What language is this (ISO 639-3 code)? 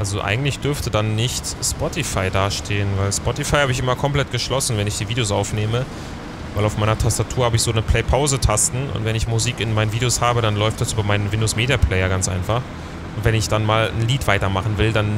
deu